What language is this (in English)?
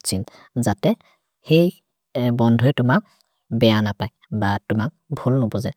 Maria (India)